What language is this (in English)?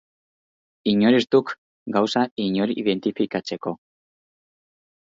Basque